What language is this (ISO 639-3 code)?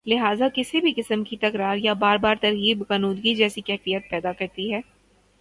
urd